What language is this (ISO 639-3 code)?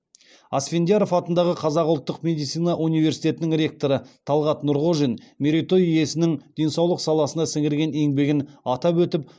kaz